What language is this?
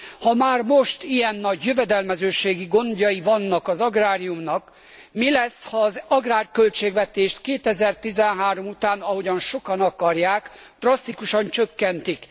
Hungarian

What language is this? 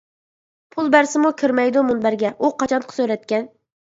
Uyghur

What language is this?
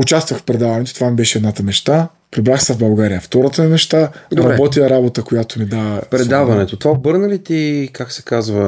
Bulgarian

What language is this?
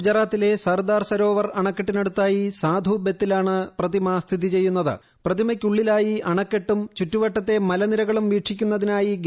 Malayalam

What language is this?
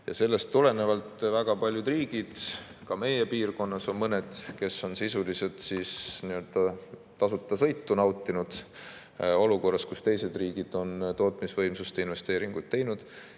Estonian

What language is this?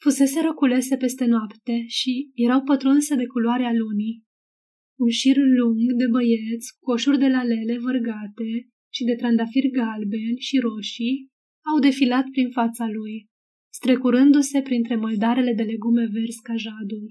Romanian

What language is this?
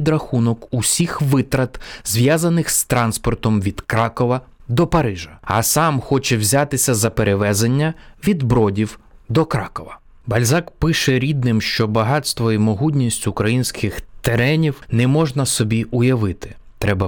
Ukrainian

